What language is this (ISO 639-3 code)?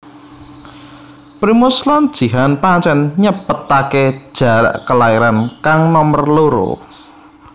jav